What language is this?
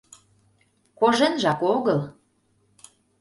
Mari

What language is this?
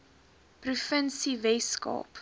Afrikaans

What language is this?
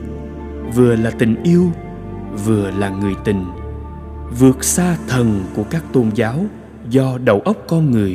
Vietnamese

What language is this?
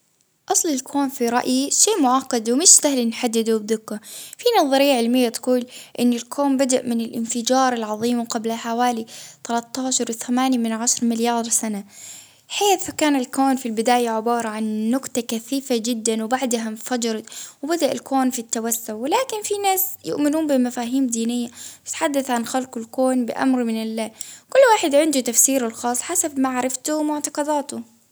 Baharna Arabic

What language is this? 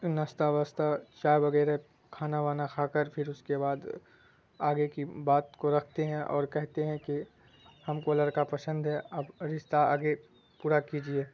Urdu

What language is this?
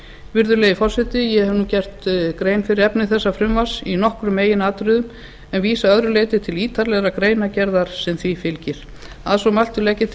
Icelandic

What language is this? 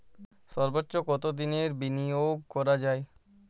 Bangla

